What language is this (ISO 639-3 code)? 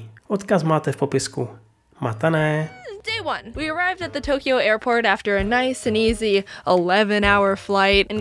ces